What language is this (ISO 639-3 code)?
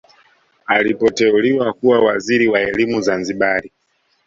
swa